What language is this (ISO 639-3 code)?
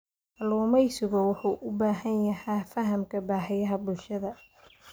som